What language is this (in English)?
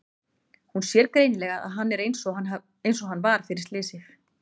Icelandic